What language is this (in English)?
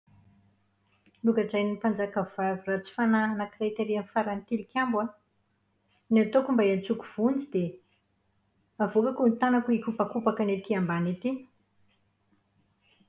Malagasy